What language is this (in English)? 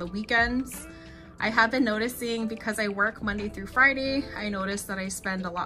English